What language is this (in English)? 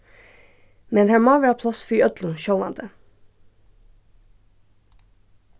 Faroese